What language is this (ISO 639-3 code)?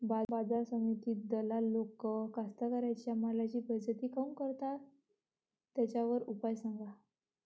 mar